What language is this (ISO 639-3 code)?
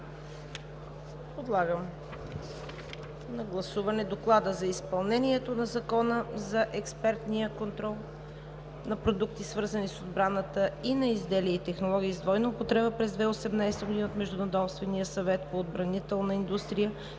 bul